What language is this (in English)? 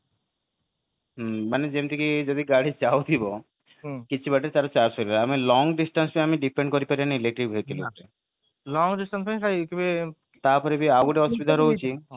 Odia